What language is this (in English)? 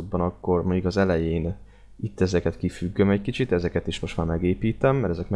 Hungarian